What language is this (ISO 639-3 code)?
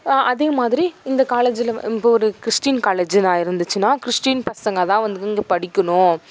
tam